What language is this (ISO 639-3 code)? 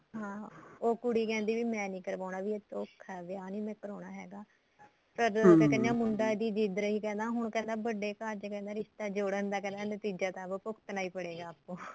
pan